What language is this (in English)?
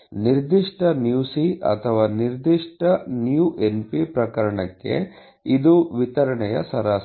Kannada